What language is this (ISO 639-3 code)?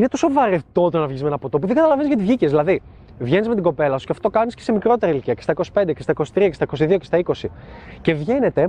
ell